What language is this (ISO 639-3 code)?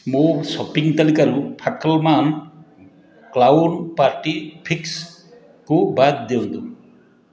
ori